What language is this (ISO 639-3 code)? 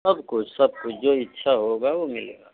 hin